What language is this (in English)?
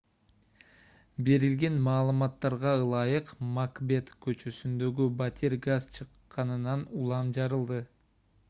Kyrgyz